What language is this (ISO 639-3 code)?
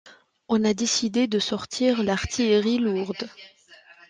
fra